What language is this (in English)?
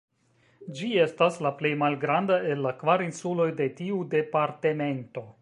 Esperanto